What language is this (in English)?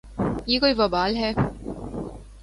Urdu